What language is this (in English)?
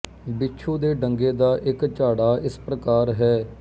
Punjabi